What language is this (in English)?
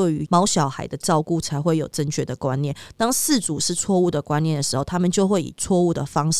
Chinese